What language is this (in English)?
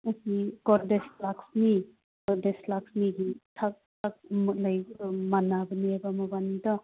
Manipuri